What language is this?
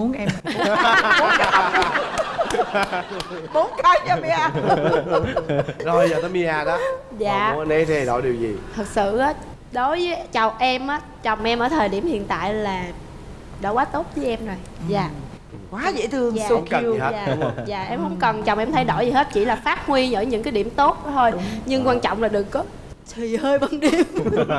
Vietnamese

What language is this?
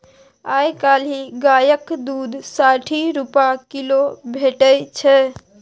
Maithili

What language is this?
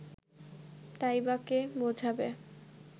Bangla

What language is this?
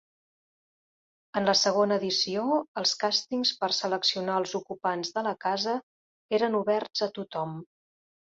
Catalan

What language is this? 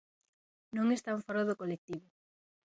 Galician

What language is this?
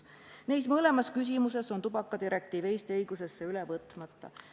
Estonian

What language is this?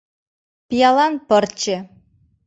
Mari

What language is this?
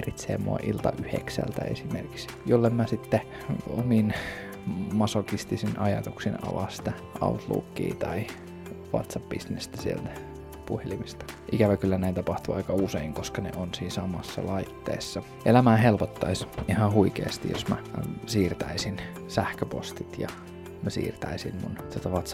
Finnish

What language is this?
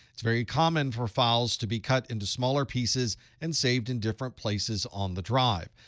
English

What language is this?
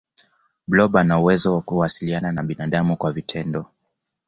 Swahili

